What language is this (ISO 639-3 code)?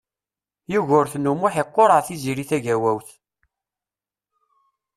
kab